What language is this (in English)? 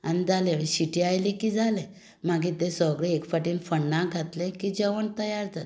Konkani